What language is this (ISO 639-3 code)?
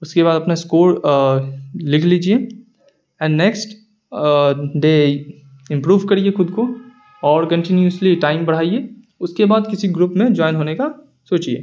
urd